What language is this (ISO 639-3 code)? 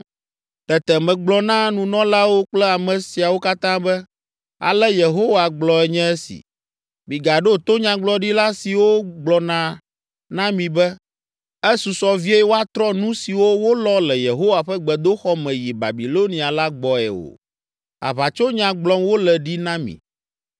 ewe